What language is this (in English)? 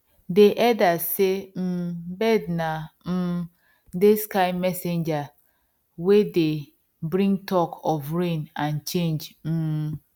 Nigerian Pidgin